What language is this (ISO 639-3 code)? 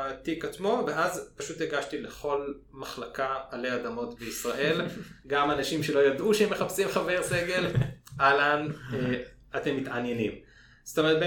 heb